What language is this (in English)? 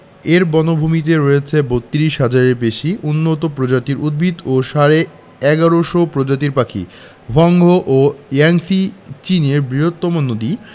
Bangla